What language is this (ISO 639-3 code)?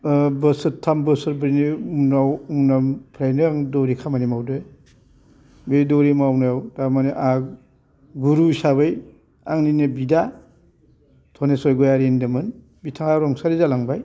brx